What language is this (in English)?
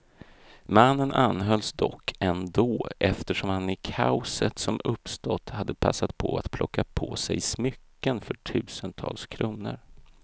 Swedish